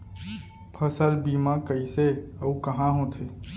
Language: Chhattisgarhi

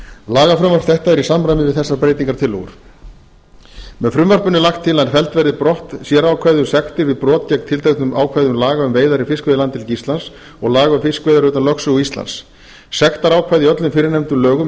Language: Icelandic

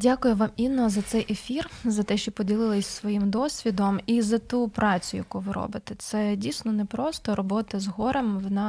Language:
Ukrainian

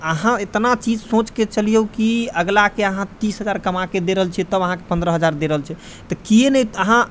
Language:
Maithili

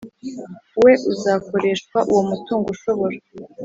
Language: Kinyarwanda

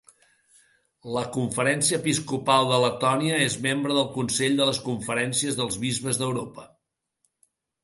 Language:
Catalan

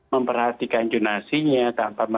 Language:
Indonesian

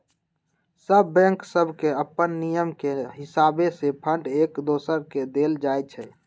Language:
Magahi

